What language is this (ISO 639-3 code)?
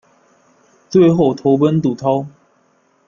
zho